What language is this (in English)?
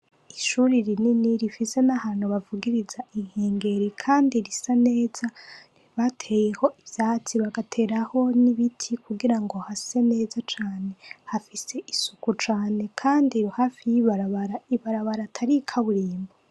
Rundi